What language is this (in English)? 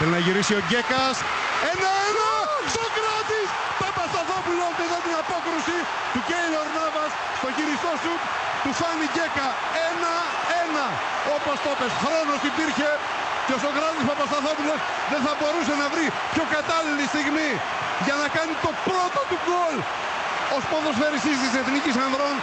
Greek